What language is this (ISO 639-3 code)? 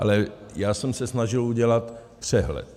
ces